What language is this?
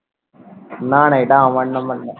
Bangla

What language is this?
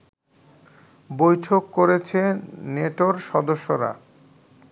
Bangla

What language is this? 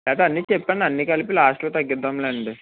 Telugu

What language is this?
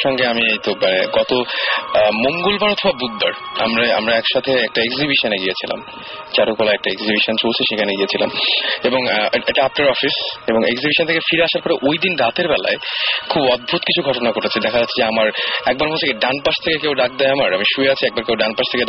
Bangla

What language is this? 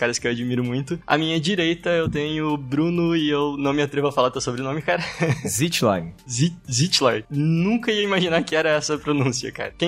Portuguese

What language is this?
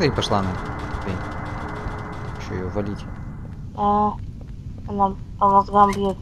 Russian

